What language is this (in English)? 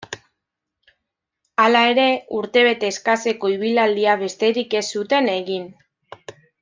Basque